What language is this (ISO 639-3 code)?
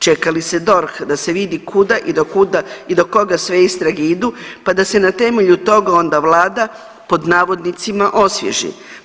hrv